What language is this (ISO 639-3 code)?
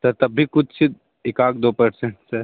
hin